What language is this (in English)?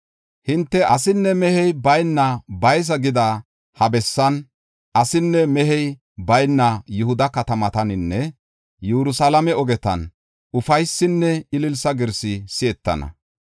Gofa